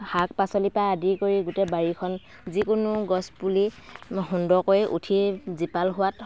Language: Assamese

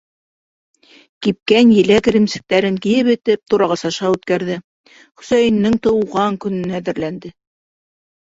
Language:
Bashkir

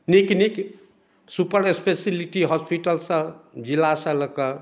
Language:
Maithili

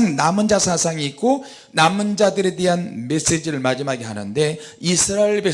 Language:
Korean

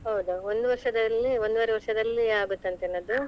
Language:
Kannada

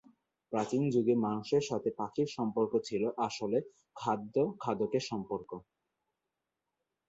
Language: Bangla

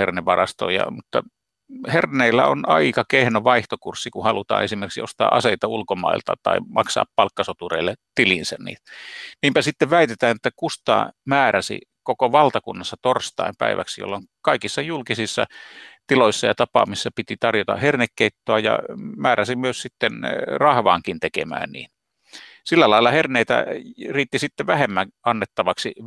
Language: Finnish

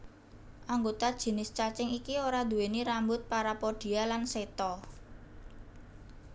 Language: Javanese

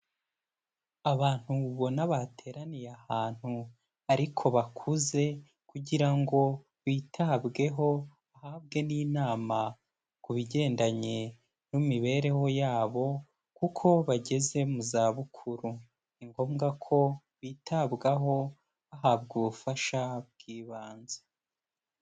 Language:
Kinyarwanda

